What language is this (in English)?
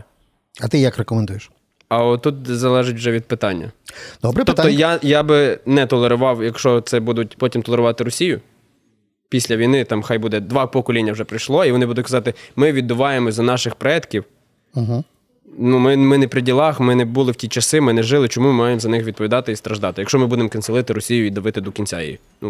Ukrainian